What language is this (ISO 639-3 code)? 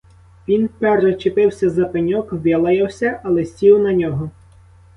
ukr